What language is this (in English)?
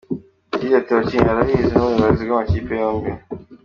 Kinyarwanda